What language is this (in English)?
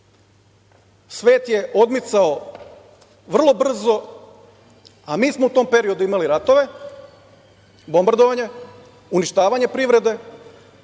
Serbian